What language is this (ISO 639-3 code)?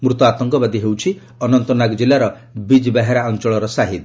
ori